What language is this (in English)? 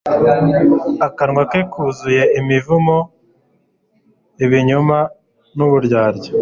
Kinyarwanda